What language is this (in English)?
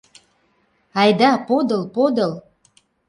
Mari